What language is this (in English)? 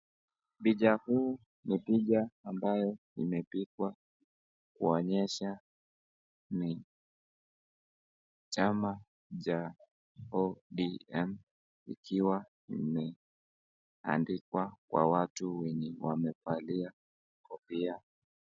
Swahili